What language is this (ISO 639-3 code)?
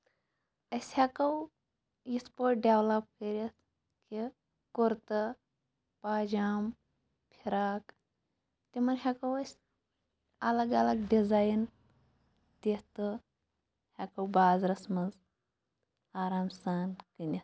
kas